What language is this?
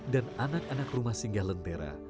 Indonesian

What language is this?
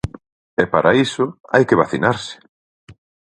Galician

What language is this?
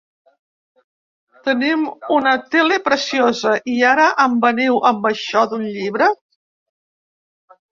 Catalan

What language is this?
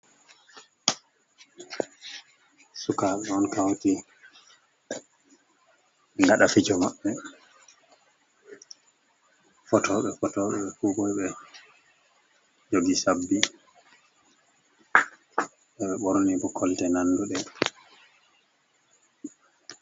Fula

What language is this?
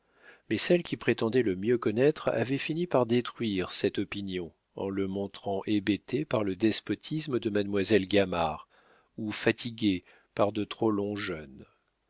French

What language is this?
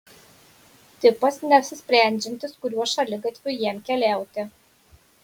Lithuanian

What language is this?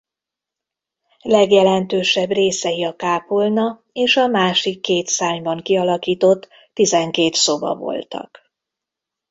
Hungarian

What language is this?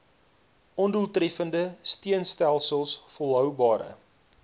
Afrikaans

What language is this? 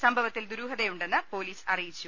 Malayalam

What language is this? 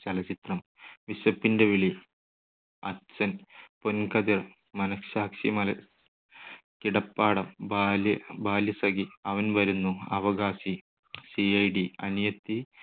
Malayalam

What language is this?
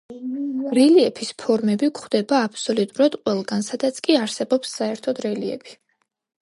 Georgian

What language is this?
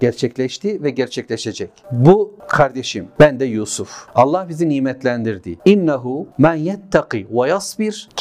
Turkish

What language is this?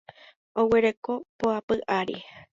Guarani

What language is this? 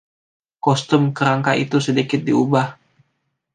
Indonesian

